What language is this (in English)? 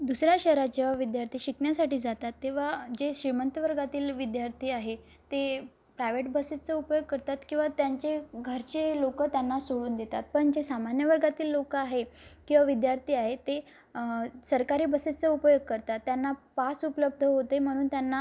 Marathi